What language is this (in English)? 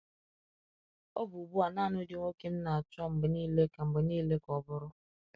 Igbo